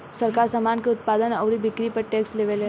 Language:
Bhojpuri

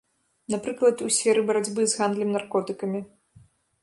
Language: Belarusian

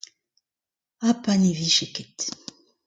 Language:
Breton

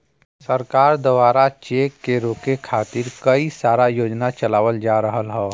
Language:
Bhojpuri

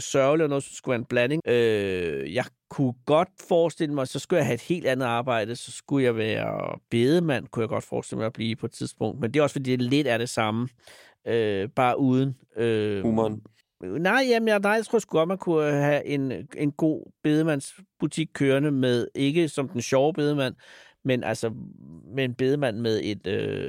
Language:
Danish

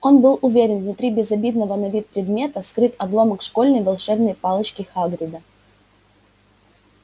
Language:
Russian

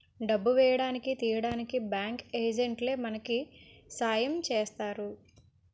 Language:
Telugu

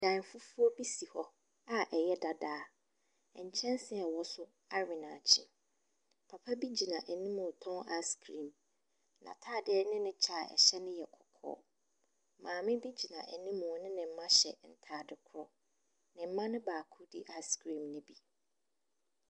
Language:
Akan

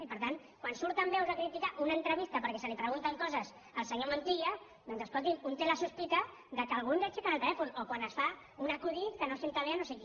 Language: Catalan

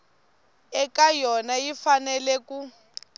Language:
Tsonga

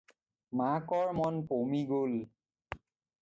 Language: Assamese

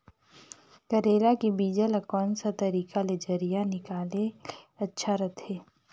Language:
Chhattisgarhi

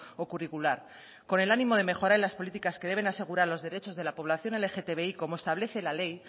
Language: Spanish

